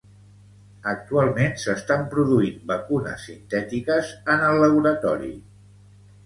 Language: Catalan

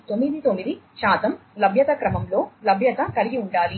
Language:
Telugu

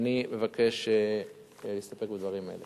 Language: Hebrew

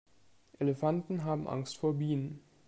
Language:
German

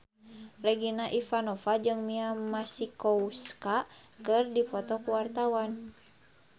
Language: Sundanese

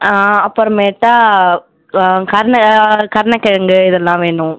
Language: Tamil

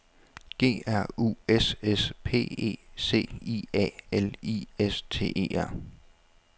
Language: Danish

